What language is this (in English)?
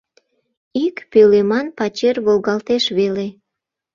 Mari